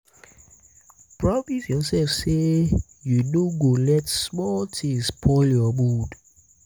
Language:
Nigerian Pidgin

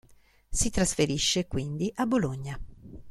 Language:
Italian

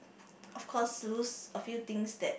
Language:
English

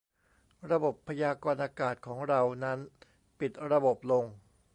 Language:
Thai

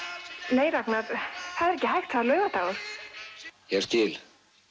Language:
Icelandic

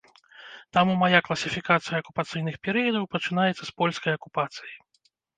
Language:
Belarusian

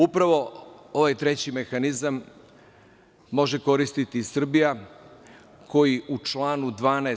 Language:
Serbian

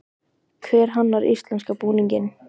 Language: Icelandic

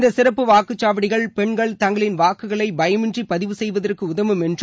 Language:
Tamil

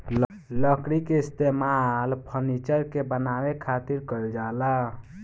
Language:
Bhojpuri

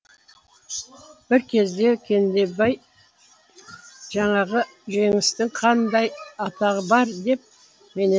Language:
Kazakh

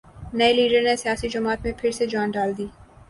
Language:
Urdu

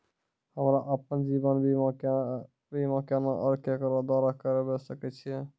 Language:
Maithili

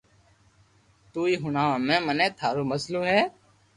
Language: Loarki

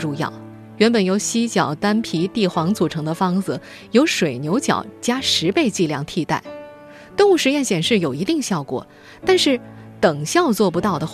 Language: Chinese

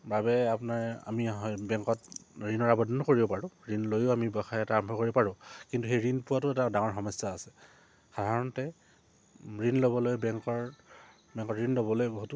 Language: Assamese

